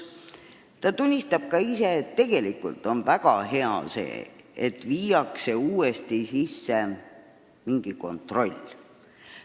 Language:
Estonian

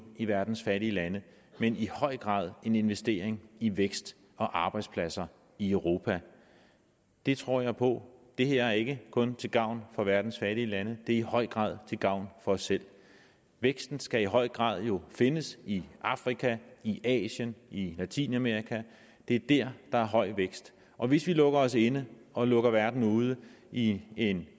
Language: Danish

